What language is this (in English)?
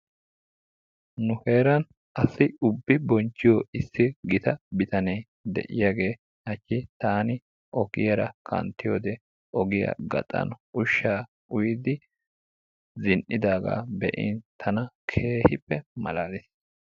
Wolaytta